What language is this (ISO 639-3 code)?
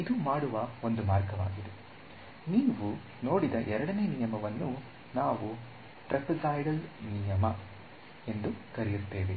kan